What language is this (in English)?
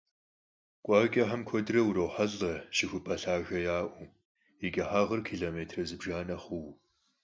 Kabardian